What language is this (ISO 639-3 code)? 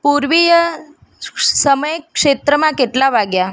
guj